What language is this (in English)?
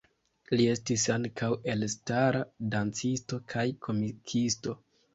Esperanto